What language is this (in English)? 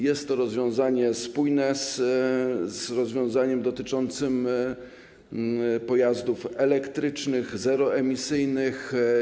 Polish